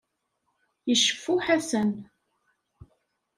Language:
Kabyle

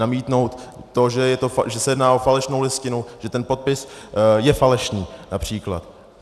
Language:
Czech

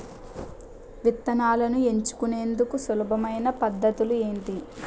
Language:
Telugu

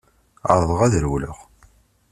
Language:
Kabyle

